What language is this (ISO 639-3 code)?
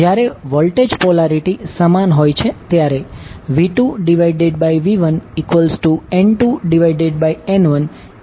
guj